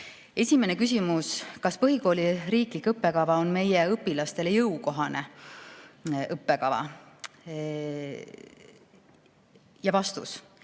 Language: Estonian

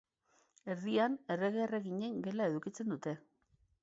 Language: Basque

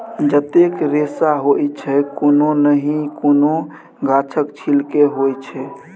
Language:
Maithili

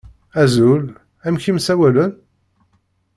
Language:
Kabyle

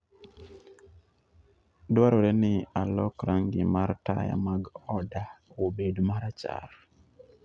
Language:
Luo (Kenya and Tanzania)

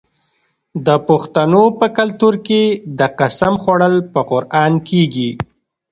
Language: Pashto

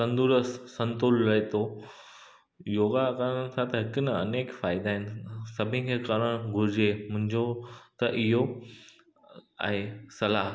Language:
Sindhi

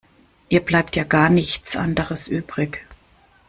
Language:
German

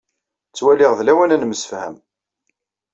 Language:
Kabyle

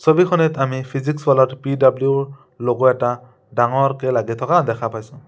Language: Assamese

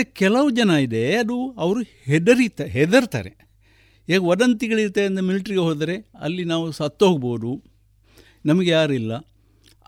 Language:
Kannada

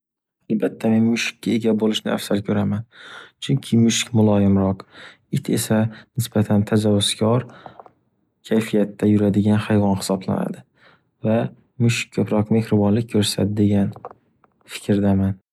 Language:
Uzbek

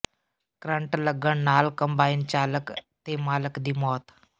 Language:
Punjabi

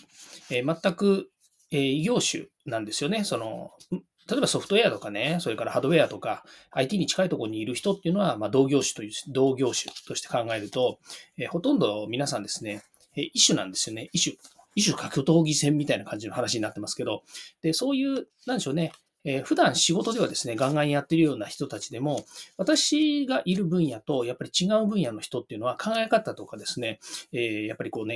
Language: Japanese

